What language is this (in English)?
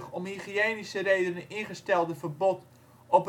Dutch